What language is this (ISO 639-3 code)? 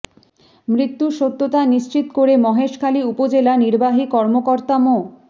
ben